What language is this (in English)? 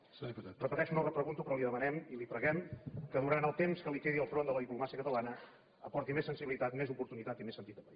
Catalan